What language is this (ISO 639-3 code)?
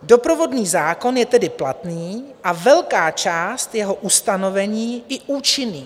ces